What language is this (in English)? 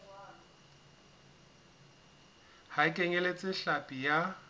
Southern Sotho